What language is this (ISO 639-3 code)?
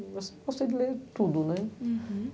por